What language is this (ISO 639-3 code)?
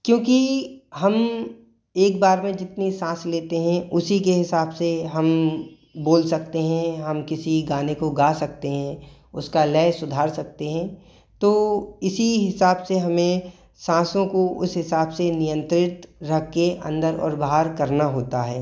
hin